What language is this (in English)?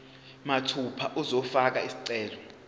Zulu